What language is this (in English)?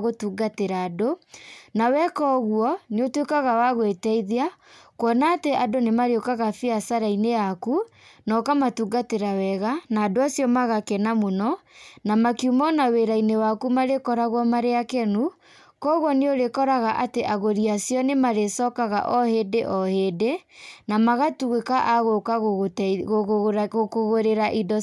Kikuyu